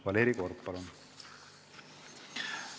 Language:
Estonian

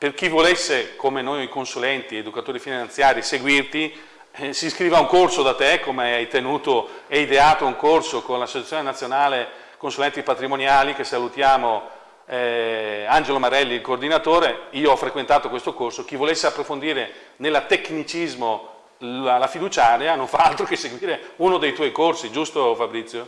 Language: Italian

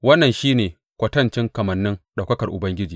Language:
Hausa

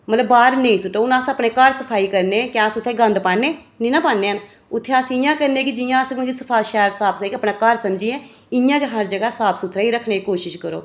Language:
Dogri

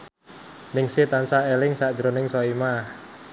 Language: Javanese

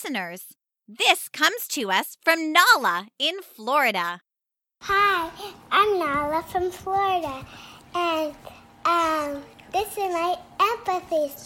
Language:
English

